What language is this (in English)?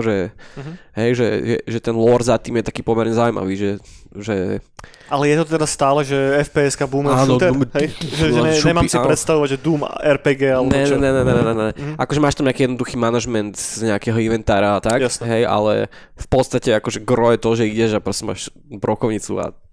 Slovak